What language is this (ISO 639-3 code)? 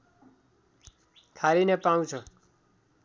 nep